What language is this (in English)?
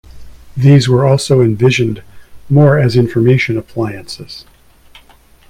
English